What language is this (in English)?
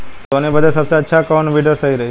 Bhojpuri